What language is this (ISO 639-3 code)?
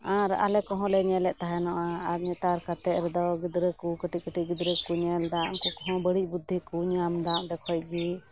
sat